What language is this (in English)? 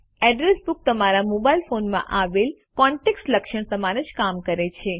Gujarati